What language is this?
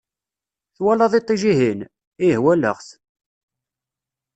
Kabyle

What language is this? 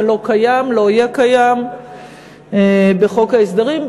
Hebrew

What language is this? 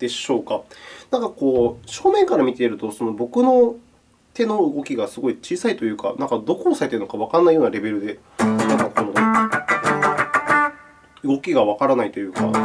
Japanese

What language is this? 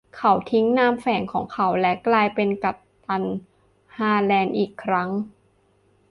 Thai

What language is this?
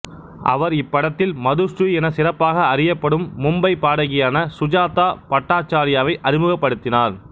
Tamil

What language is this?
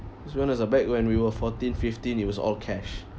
English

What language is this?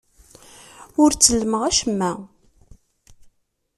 Kabyle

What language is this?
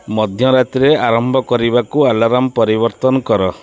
Odia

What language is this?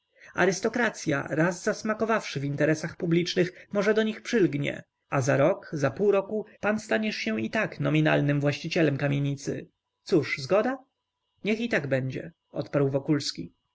Polish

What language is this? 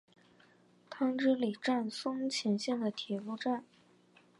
Chinese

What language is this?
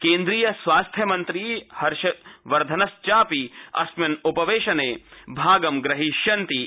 Sanskrit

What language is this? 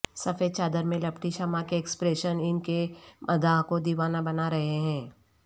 Urdu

